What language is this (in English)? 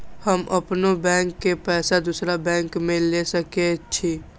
Maithili